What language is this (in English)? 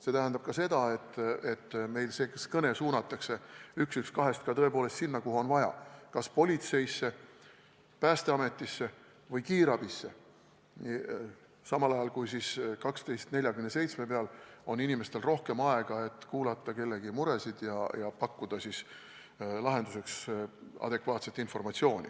Estonian